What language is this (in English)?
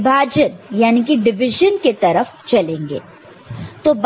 Hindi